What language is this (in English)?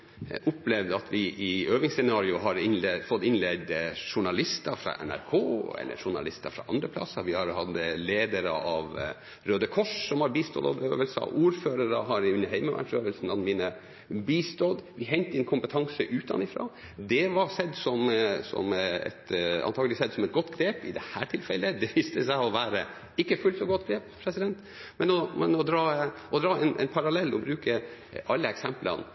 Norwegian Bokmål